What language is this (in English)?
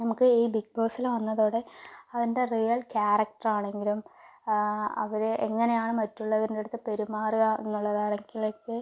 Malayalam